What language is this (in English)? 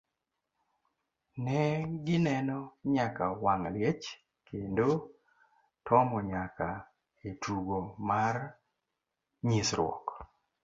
Luo (Kenya and Tanzania)